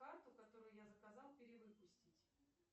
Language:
Russian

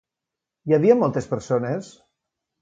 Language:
Catalan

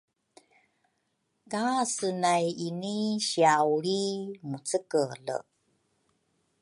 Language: Rukai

